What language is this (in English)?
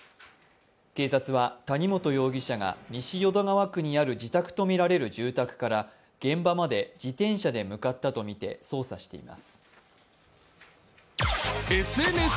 Japanese